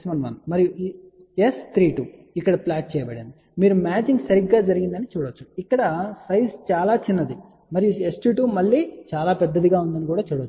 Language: Telugu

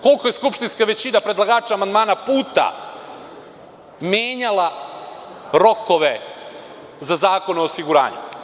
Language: Serbian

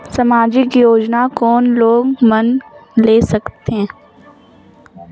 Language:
Chhattisgarhi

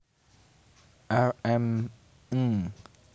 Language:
Javanese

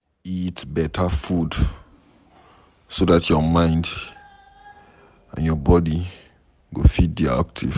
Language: Nigerian Pidgin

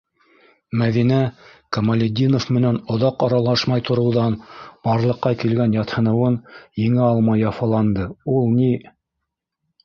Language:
Bashkir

